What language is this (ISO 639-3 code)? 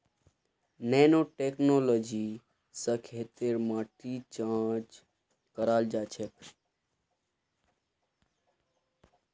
mag